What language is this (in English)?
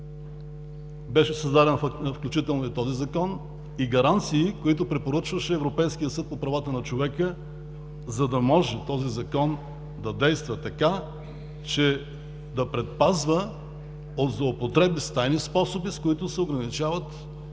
Bulgarian